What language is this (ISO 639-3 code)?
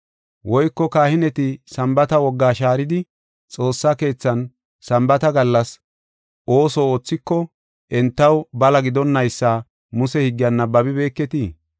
gof